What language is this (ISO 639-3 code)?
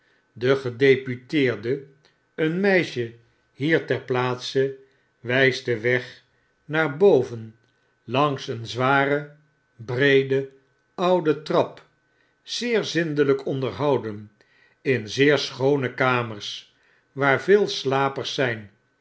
nld